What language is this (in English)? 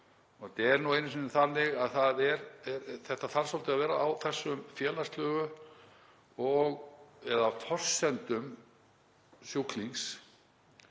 Icelandic